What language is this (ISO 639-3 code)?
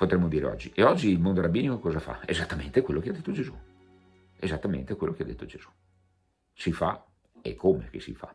ita